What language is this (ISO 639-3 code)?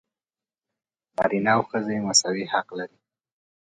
pus